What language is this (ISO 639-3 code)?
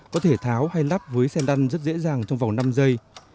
vie